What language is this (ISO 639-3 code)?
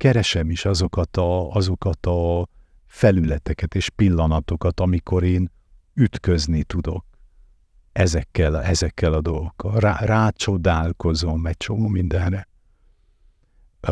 hun